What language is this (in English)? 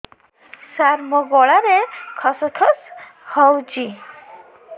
Odia